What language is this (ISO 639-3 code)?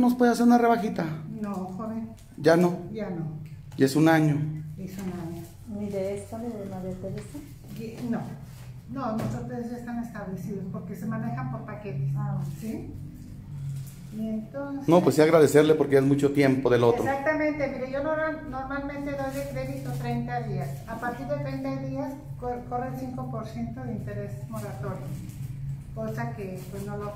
spa